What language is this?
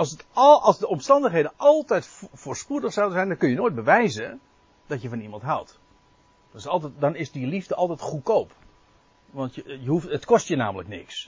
Dutch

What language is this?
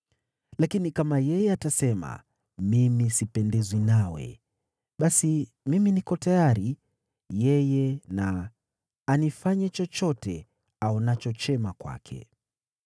Swahili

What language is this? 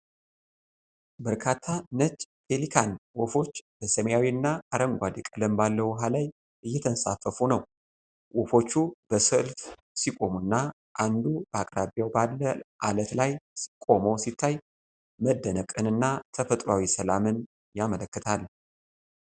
Amharic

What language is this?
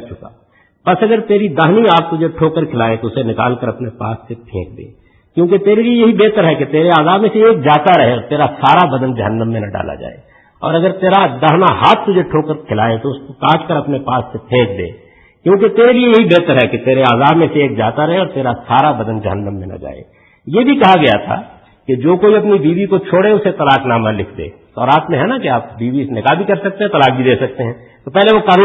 Urdu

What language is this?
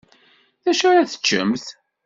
Kabyle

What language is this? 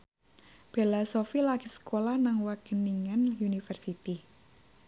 Javanese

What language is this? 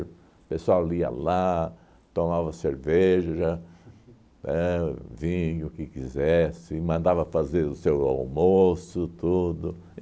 Portuguese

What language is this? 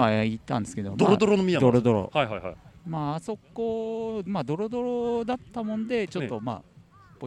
Japanese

